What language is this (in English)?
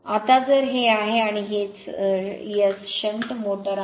Marathi